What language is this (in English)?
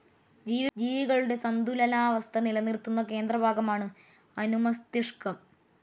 Malayalam